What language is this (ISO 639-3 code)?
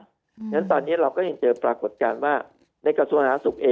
tha